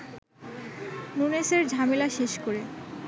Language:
Bangla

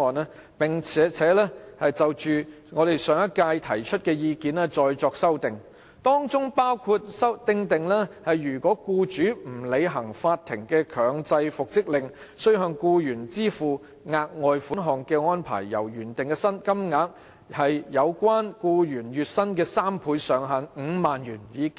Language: Cantonese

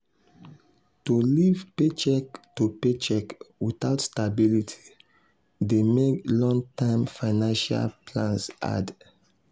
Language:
Nigerian Pidgin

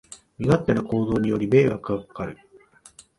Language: Japanese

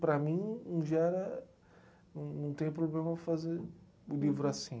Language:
Portuguese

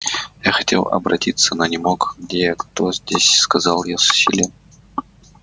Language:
Russian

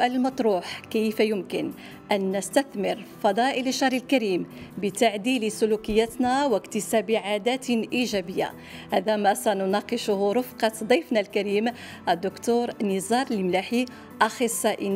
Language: Arabic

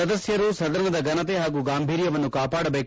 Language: Kannada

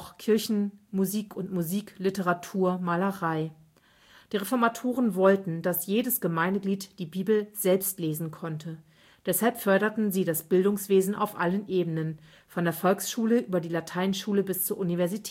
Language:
German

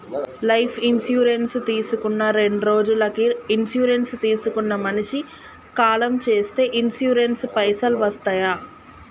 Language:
Telugu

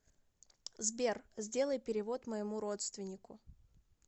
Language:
Russian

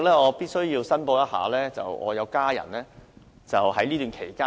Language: Cantonese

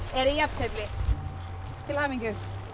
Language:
Icelandic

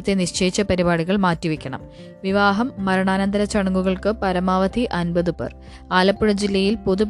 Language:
Malayalam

